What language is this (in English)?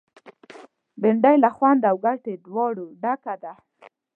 Pashto